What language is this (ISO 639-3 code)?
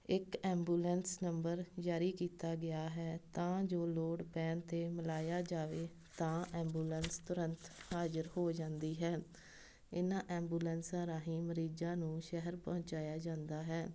pan